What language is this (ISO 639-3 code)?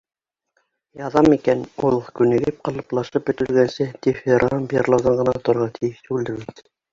bak